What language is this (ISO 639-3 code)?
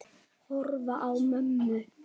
isl